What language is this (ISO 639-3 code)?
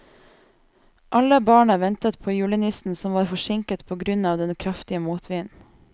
nor